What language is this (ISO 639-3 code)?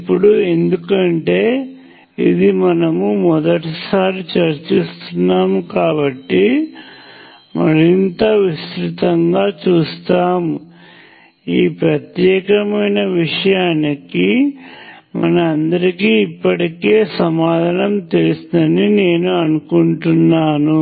tel